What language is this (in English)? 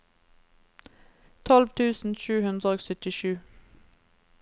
Norwegian